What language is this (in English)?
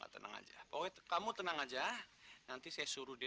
Indonesian